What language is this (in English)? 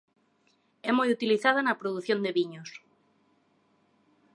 Galician